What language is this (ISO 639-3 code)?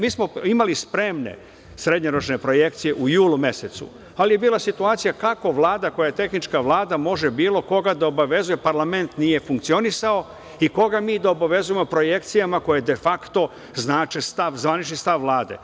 srp